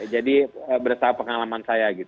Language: Indonesian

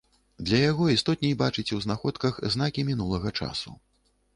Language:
Belarusian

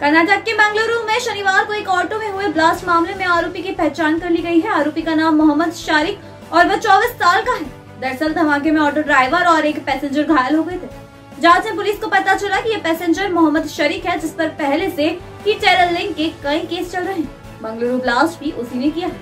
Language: Hindi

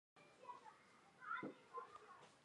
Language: Chinese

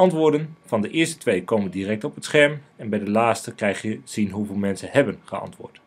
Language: Dutch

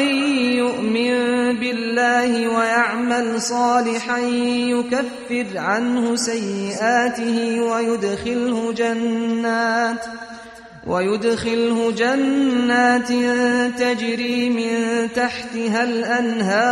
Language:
Persian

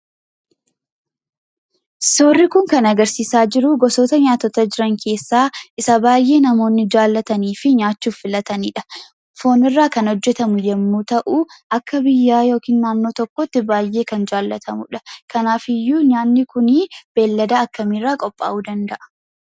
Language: Oromo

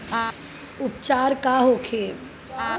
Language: Bhojpuri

